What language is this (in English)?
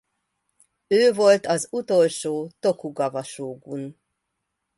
Hungarian